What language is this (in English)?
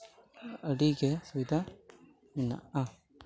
Santali